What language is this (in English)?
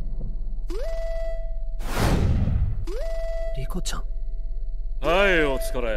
Japanese